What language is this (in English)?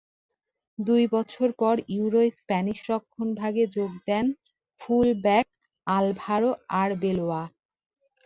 Bangla